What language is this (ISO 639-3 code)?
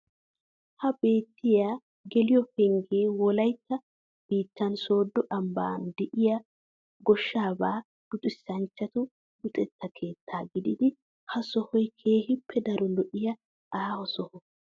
wal